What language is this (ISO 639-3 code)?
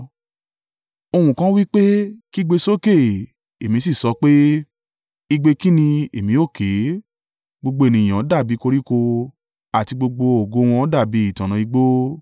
yor